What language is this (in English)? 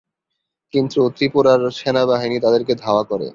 Bangla